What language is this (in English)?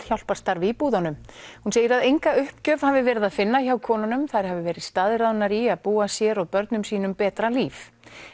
Icelandic